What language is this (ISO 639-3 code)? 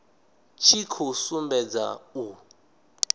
ven